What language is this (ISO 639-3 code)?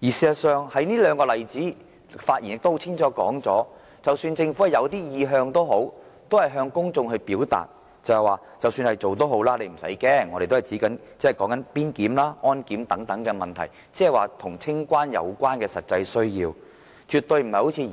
yue